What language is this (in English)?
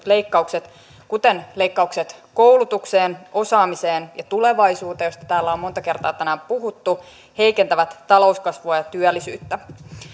Finnish